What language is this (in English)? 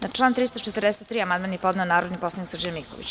Serbian